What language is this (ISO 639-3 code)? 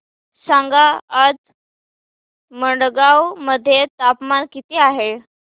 mar